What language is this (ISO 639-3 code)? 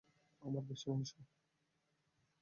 ben